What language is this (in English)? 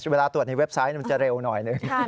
Thai